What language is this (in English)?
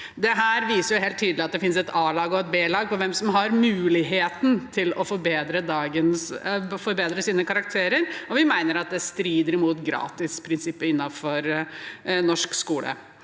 Norwegian